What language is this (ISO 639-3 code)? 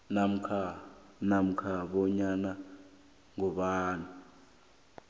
nbl